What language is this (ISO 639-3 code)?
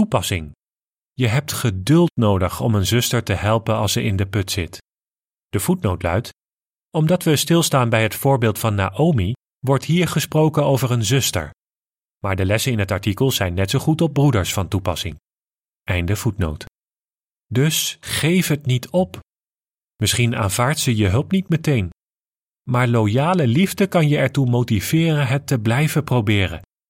nld